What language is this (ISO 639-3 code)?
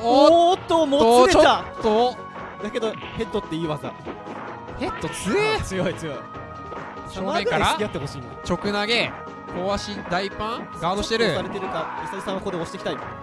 jpn